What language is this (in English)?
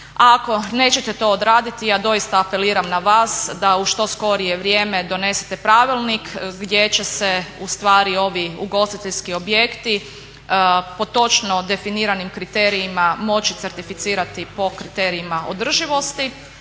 Croatian